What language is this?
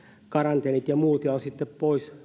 Finnish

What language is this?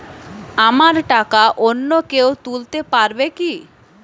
Bangla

